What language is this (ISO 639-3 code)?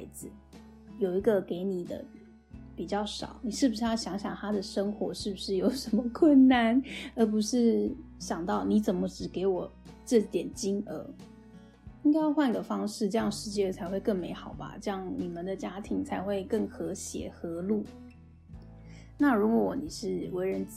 zho